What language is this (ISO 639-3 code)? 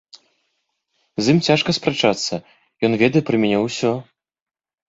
bel